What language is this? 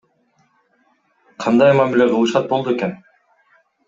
Kyrgyz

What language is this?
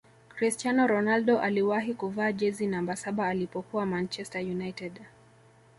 Swahili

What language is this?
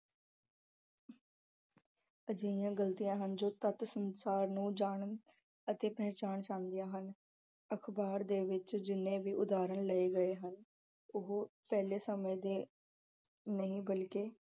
Punjabi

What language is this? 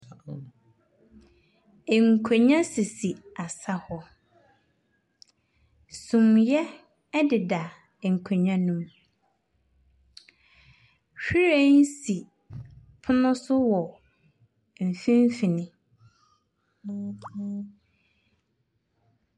Akan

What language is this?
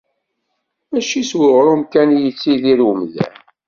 Kabyle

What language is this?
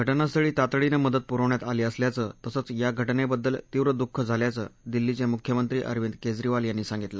Marathi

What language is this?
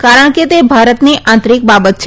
Gujarati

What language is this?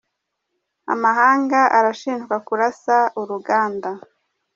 Kinyarwanda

